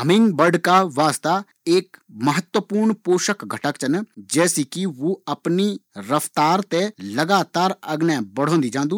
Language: Garhwali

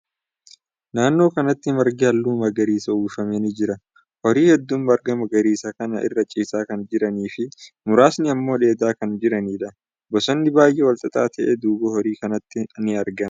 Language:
Oromo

